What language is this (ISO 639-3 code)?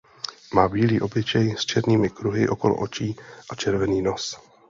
ces